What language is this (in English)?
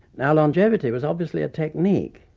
English